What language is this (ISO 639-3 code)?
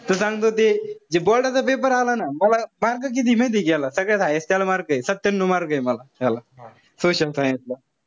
mar